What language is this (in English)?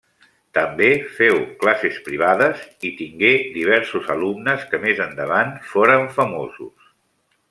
Catalan